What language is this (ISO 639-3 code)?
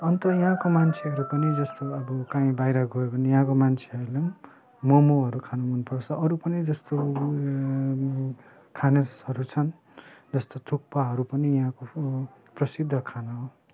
nep